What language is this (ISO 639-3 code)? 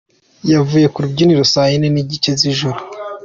kin